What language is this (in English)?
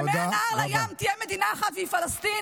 Hebrew